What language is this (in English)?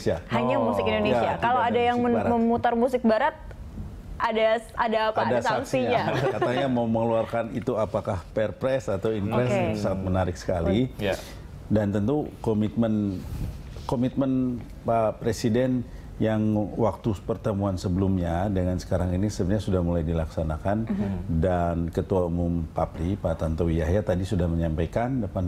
Indonesian